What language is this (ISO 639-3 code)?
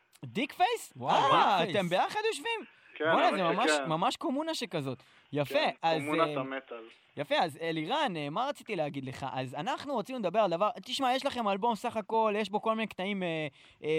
heb